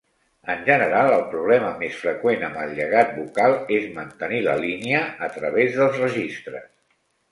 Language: Catalan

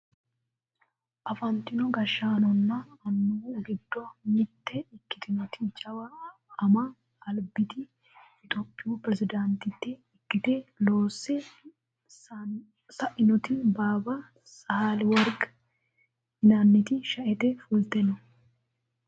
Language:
Sidamo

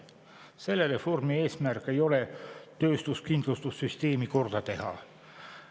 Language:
Estonian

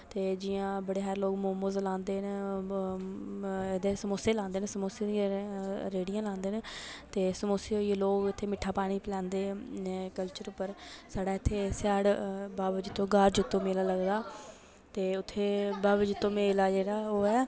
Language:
Dogri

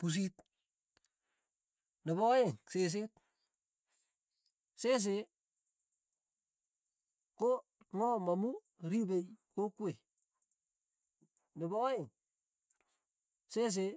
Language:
Tugen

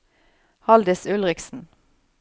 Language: Norwegian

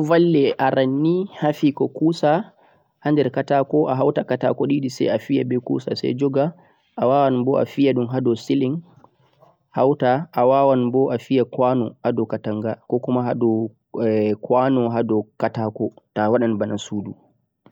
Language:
Central-Eastern Niger Fulfulde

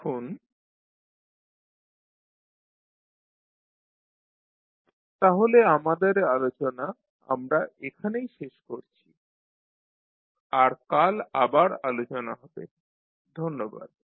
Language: Bangla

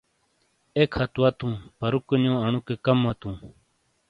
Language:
Shina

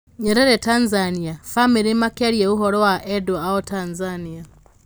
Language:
Kikuyu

